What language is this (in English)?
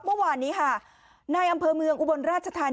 Thai